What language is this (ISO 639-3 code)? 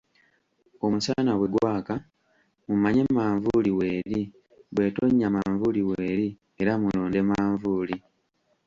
lug